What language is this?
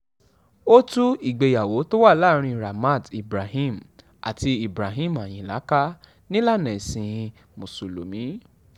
Yoruba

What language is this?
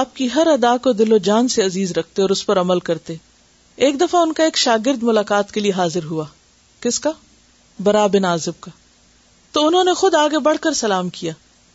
Urdu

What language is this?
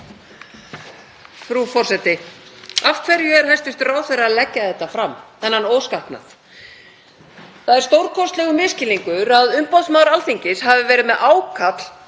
Icelandic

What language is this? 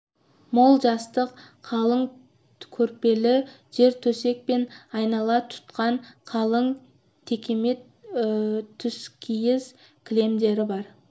Kazakh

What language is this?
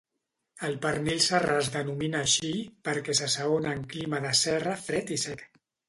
Catalan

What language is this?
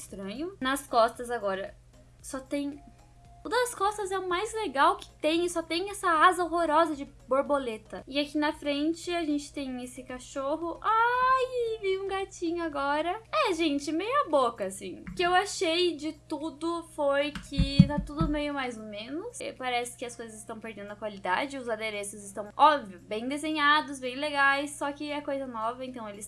Portuguese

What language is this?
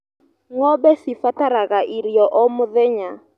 Kikuyu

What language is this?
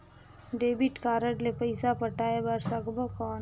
Chhattisgarhi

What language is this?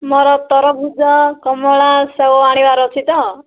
Odia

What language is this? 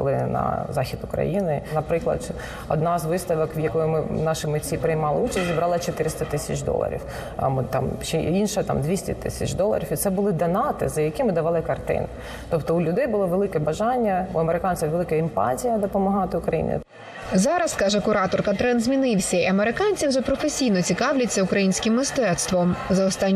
Ukrainian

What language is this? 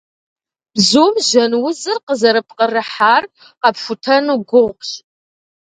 Kabardian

